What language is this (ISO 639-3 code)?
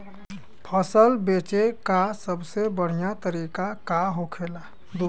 bho